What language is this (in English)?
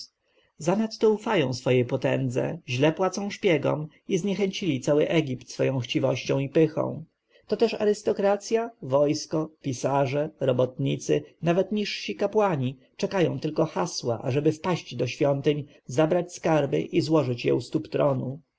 Polish